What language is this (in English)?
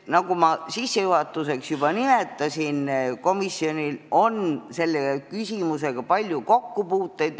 Estonian